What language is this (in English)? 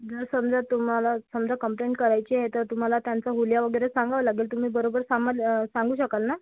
Marathi